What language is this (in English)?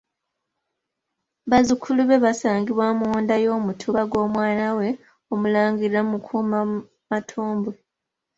Ganda